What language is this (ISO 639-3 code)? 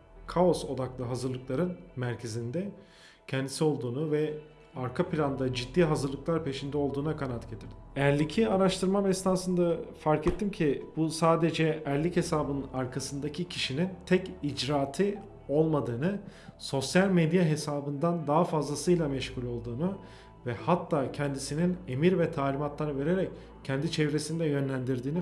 tur